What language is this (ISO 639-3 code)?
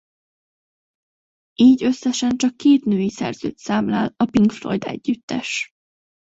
hun